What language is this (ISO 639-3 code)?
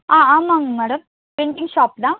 tam